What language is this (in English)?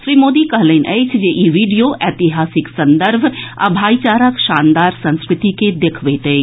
Maithili